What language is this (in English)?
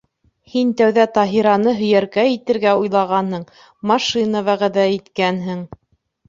Bashkir